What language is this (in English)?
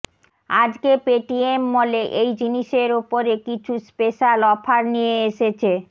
Bangla